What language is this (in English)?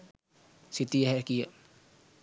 Sinhala